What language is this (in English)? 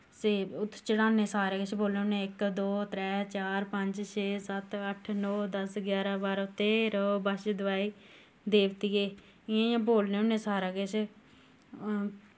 Dogri